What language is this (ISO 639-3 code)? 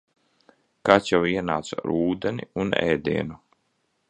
lav